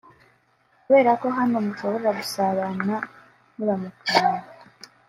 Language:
Kinyarwanda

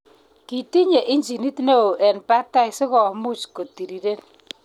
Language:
Kalenjin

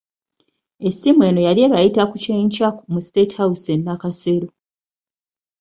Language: Ganda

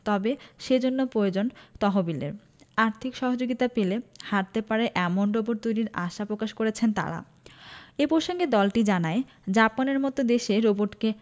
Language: Bangla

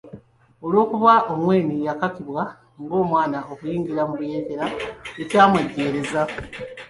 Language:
Ganda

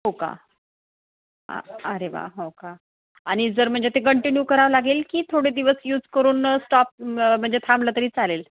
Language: Marathi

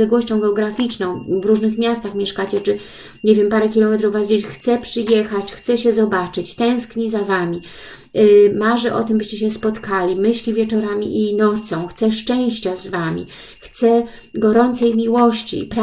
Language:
Polish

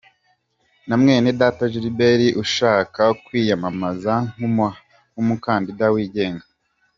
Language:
Kinyarwanda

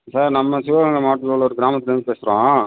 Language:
Tamil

